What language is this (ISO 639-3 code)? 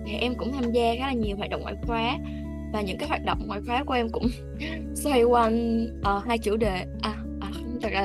vie